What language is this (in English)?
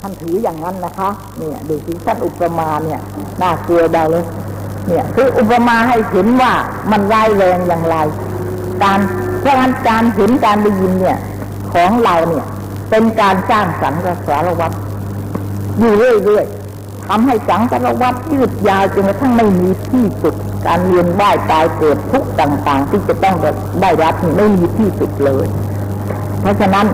Thai